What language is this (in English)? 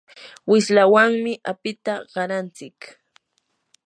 Yanahuanca Pasco Quechua